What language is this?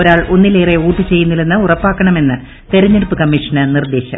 Malayalam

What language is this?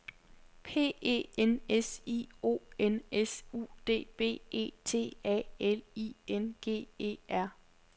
Danish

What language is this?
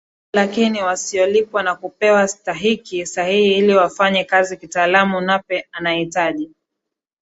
Swahili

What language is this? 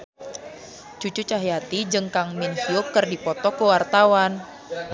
Sundanese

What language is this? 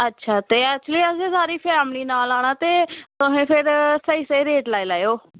Dogri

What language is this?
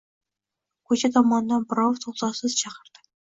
Uzbek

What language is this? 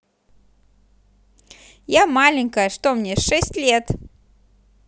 Russian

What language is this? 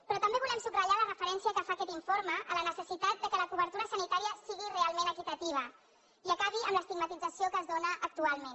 Catalan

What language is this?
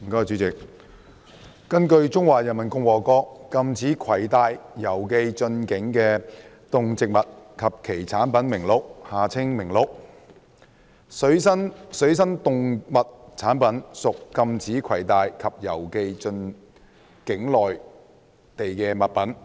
Cantonese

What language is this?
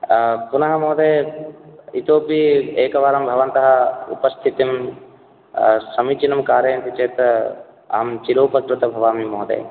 Sanskrit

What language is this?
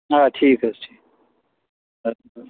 Kashmiri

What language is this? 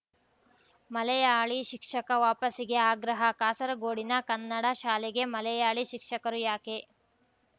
Kannada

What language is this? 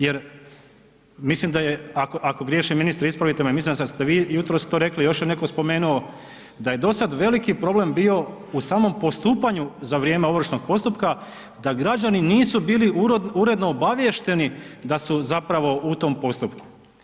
Croatian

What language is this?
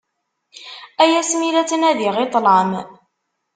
Kabyle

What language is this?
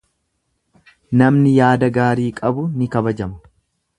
Oromo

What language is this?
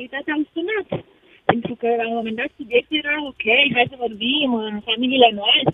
Romanian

